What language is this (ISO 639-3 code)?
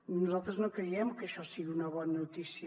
cat